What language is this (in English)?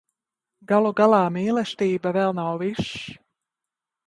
Latvian